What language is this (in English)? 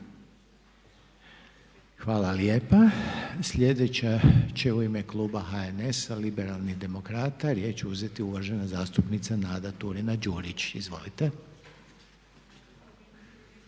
Croatian